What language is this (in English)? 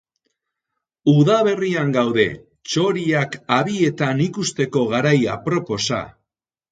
Basque